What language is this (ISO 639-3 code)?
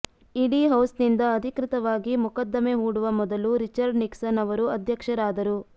kan